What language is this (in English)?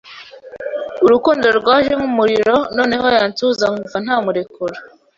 Kinyarwanda